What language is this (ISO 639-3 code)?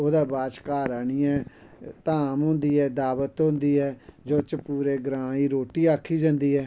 doi